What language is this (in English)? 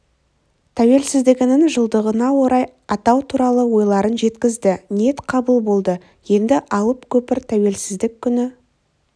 Kazakh